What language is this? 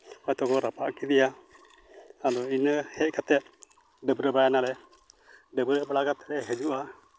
Santali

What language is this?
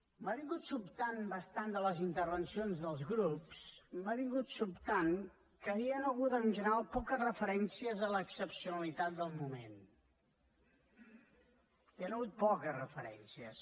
Catalan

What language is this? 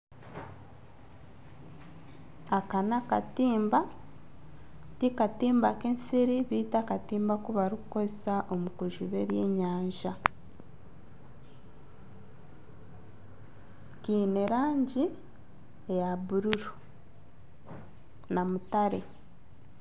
Nyankole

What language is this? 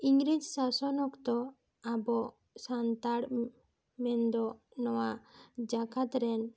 Santali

